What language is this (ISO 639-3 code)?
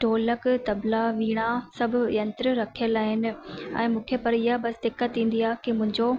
snd